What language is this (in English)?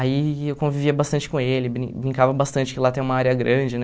Portuguese